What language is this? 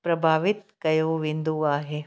Sindhi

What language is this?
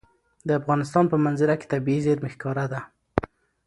Pashto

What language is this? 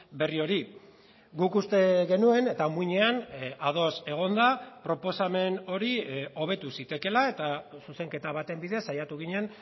Basque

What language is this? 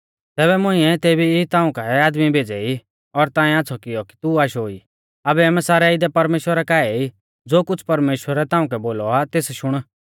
Mahasu Pahari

